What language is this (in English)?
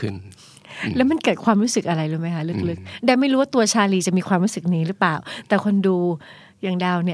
Thai